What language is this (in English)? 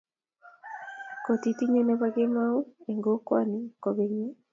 Kalenjin